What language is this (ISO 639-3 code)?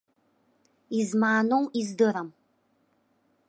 abk